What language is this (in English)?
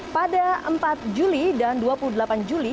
Indonesian